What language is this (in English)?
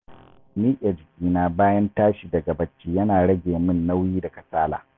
Hausa